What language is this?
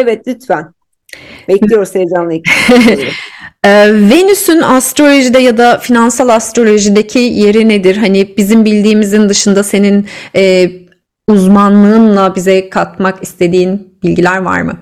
Turkish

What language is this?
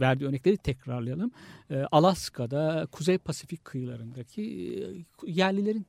Turkish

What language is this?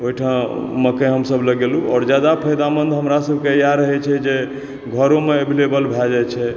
Maithili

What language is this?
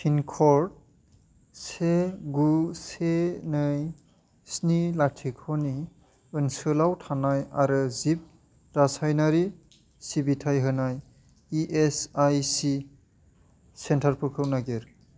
Bodo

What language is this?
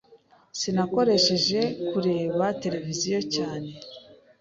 Kinyarwanda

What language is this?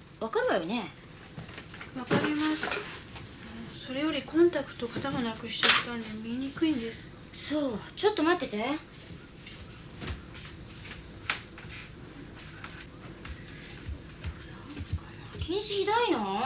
Japanese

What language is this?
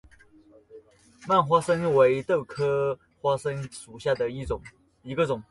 Chinese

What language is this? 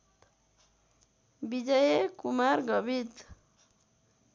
Nepali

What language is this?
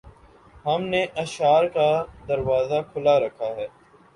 Urdu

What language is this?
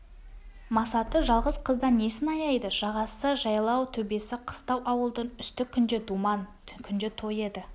Kazakh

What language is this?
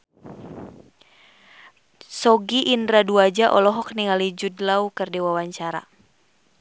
Sundanese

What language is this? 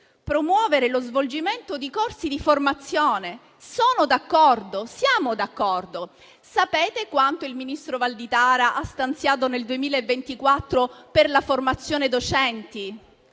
Italian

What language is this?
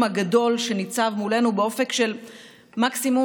Hebrew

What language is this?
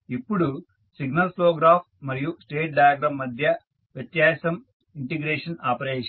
Telugu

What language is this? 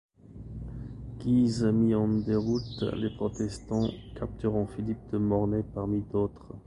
French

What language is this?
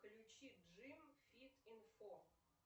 Russian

